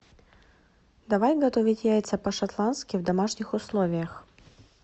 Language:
Russian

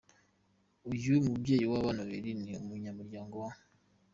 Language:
Kinyarwanda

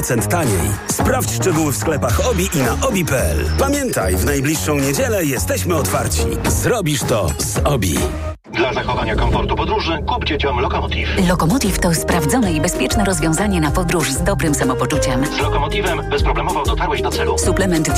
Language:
Polish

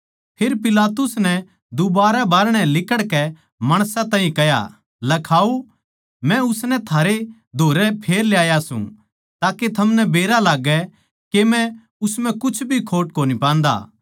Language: Haryanvi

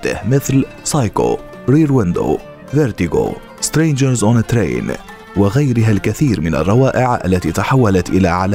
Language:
Arabic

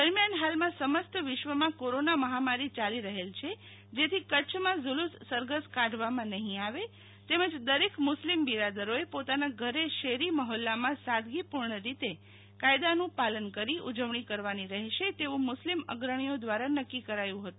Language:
Gujarati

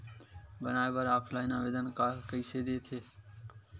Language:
Chhattisgarhi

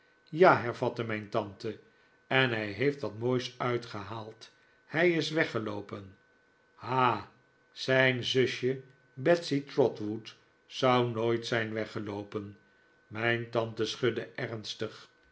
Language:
Dutch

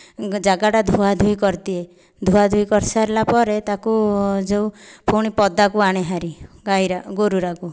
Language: Odia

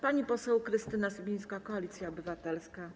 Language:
Polish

